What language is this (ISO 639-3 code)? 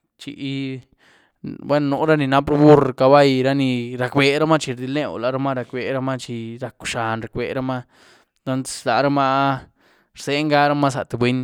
ztu